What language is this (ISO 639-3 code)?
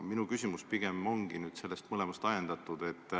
est